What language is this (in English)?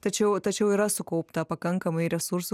Lithuanian